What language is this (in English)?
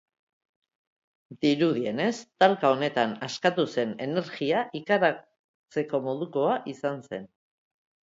Basque